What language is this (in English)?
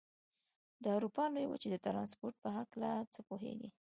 Pashto